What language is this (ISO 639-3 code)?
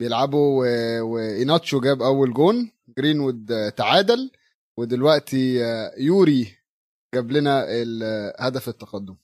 ara